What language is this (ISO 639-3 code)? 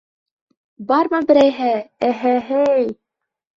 bak